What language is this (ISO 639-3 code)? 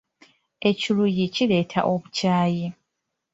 lug